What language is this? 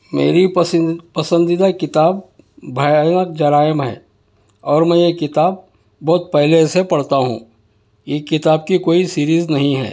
Urdu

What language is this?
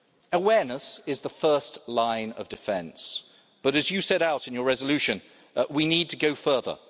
English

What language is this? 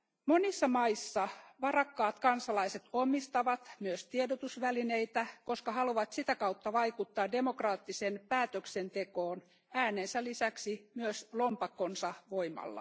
Finnish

